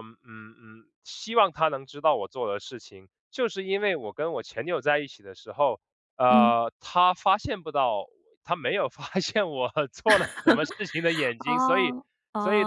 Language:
Chinese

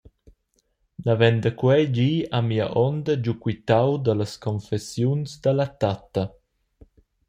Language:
Romansh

